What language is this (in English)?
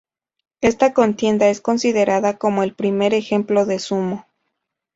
Spanish